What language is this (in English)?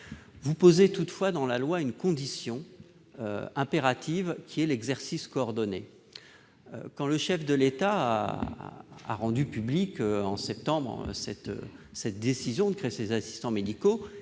French